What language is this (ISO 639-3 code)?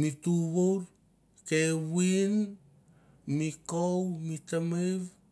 tbf